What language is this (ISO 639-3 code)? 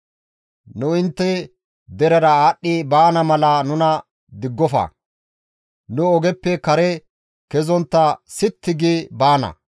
gmv